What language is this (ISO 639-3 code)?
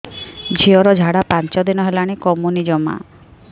ori